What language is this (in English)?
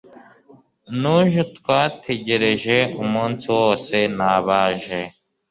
Kinyarwanda